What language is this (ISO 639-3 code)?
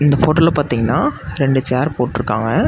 tam